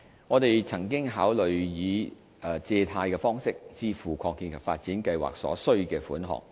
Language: Cantonese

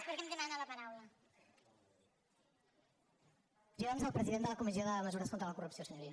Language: Catalan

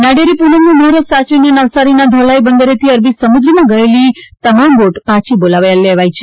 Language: Gujarati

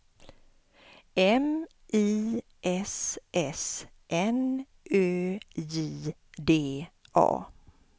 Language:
Swedish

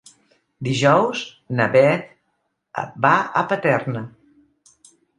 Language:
Catalan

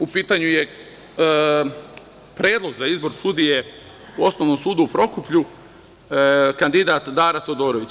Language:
Serbian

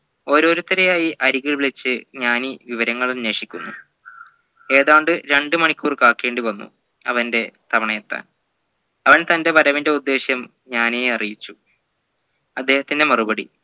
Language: Malayalam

